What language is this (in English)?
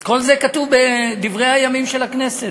Hebrew